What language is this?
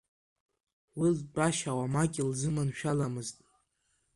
Abkhazian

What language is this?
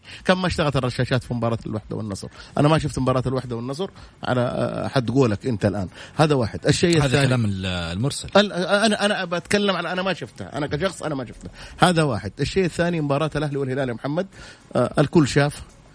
Arabic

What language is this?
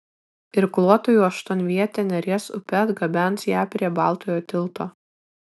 Lithuanian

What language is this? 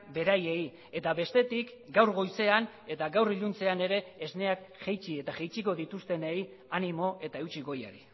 Basque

